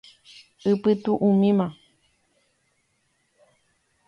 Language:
Guarani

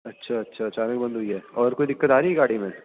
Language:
Urdu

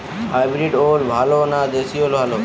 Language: Bangla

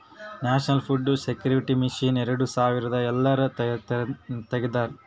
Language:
Kannada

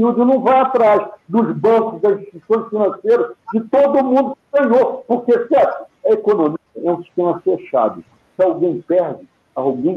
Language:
Portuguese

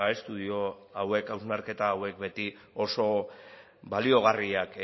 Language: Basque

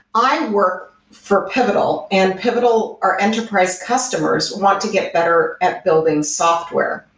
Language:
English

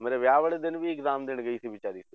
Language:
Punjabi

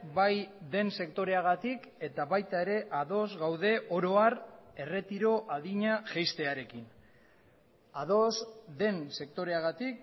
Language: Basque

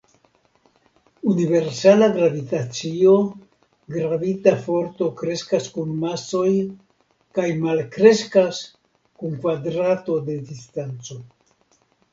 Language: Esperanto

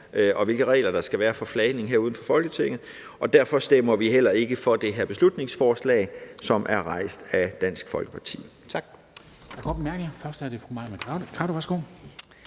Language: Danish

